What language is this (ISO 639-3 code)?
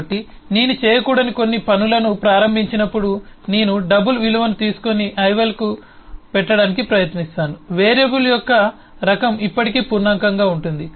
tel